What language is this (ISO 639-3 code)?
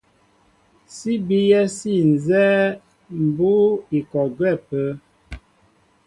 mbo